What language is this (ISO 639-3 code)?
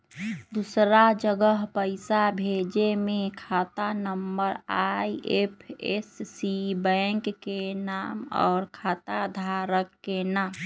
mag